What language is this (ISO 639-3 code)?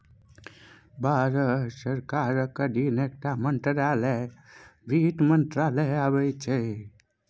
mai